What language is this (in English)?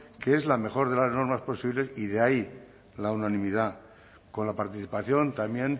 Spanish